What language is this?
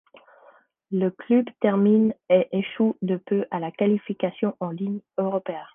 French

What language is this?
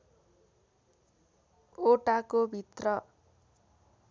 Nepali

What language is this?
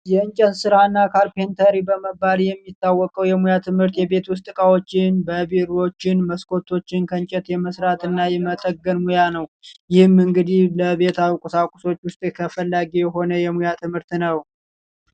Amharic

